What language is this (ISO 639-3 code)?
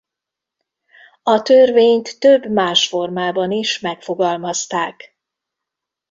hun